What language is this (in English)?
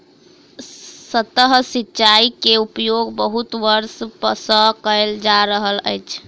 Maithili